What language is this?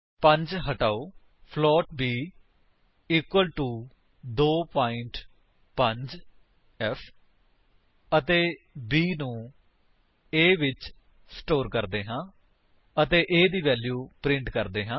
Punjabi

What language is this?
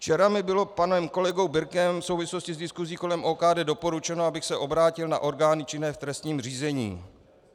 Czech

